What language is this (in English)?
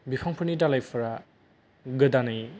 Bodo